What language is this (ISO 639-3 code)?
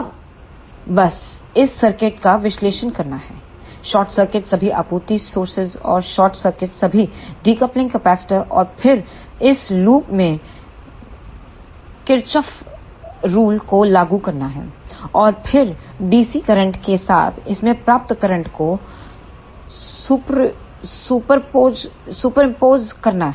hin